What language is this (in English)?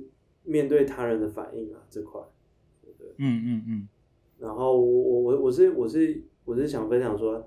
Chinese